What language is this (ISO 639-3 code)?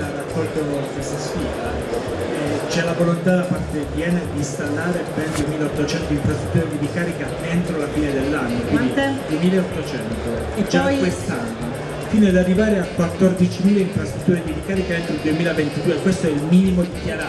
ita